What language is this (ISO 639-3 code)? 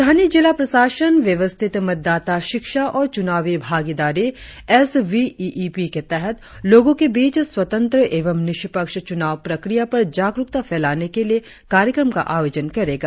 hin